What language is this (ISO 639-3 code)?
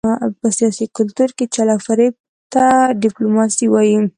pus